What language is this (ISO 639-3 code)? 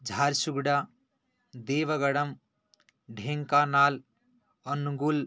san